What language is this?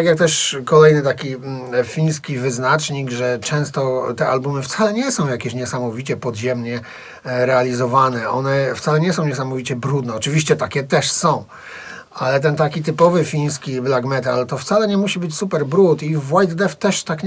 Polish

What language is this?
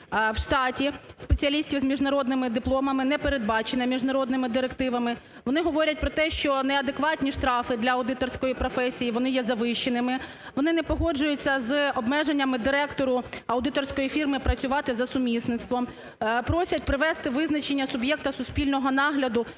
Ukrainian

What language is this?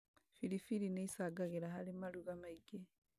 Kikuyu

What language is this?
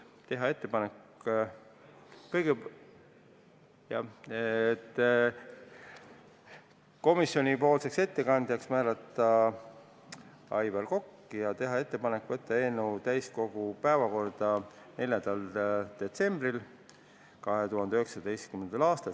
Estonian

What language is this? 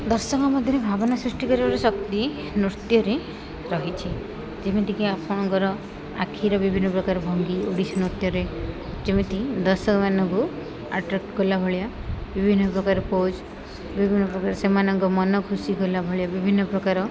Odia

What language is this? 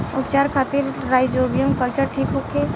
Bhojpuri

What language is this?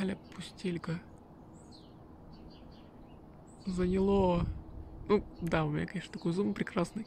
Russian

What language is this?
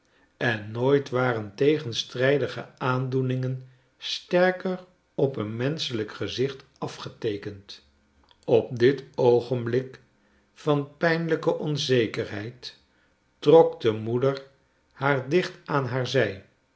Dutch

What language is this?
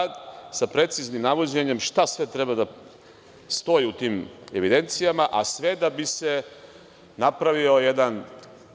Serbian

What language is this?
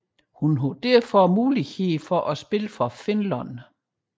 Danish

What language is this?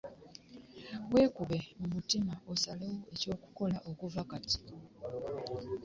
Ganda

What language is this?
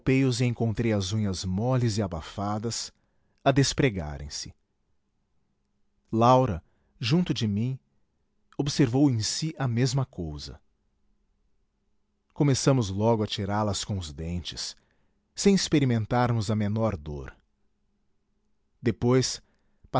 Portuguese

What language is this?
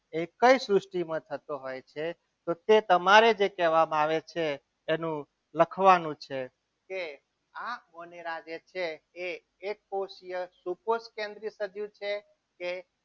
Gujarati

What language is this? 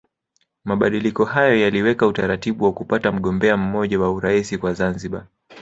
Swahili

